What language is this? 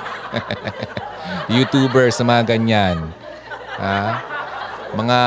Filipino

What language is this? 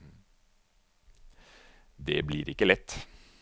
Norwegian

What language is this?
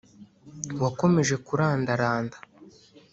Kinyarwanda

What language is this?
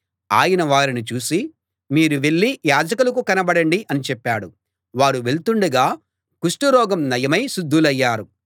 Telugu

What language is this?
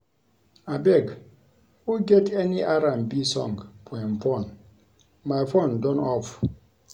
Nigerian Pidgin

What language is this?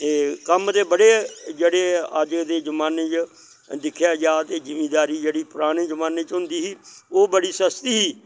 Dogri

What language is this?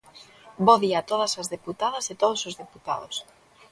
Galician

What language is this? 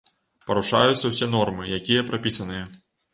Belarusian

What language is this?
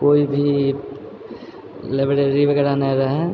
Maithili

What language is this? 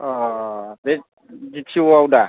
Bodo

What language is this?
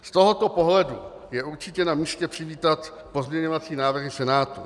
Czech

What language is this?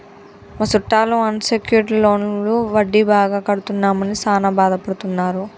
Telugu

